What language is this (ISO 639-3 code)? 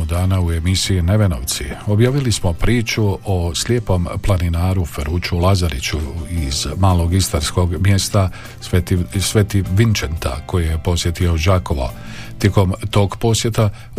hrv